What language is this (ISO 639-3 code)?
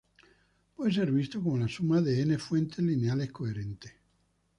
spa